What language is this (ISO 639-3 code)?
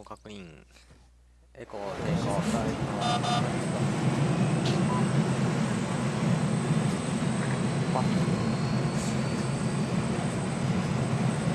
jpn